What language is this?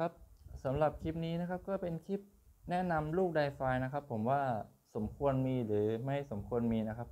Thai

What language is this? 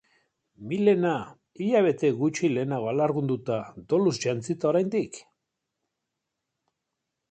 Basque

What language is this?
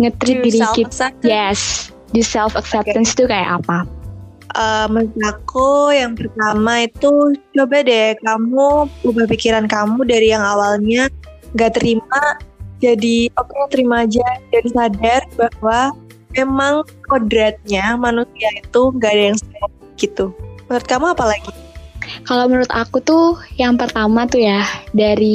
Indonesian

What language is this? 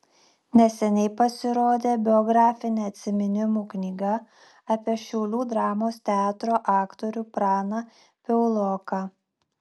Lithuanian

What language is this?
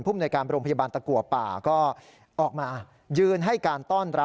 Thai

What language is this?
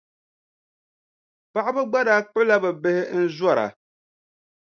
Dagbani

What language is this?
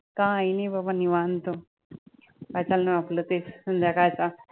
Marathi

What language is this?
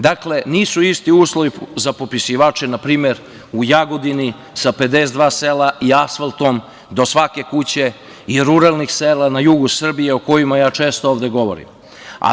Serbian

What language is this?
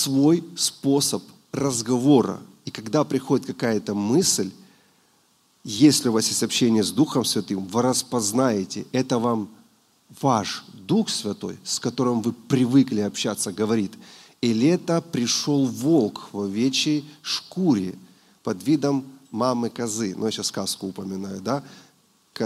Russian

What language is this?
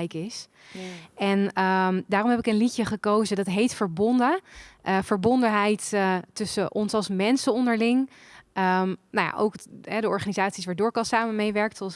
Dutch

